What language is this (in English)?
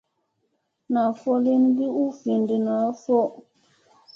Musey